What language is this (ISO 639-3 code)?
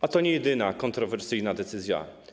pol